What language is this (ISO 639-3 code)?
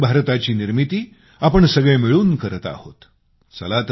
mar